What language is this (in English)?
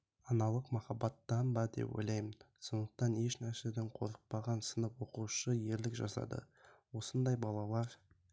Kazakh